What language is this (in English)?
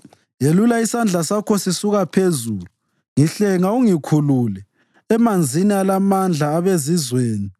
North Ndebele